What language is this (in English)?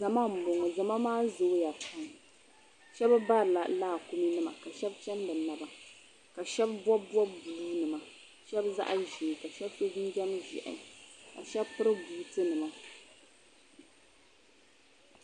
Dagbani